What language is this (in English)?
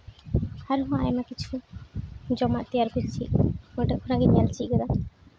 Santali